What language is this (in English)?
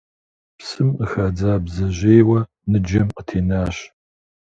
Kabardian